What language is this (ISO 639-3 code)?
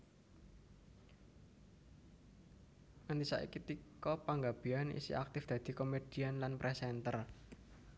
jav